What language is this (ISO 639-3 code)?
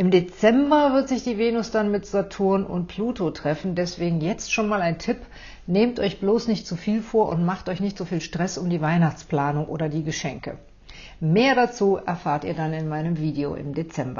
deu